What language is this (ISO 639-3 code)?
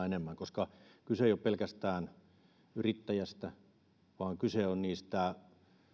fin